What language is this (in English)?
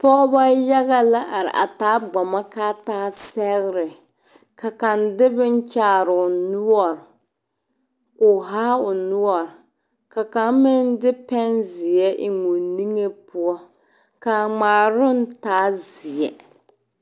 Southern Dagaare